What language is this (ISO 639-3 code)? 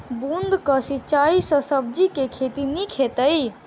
mai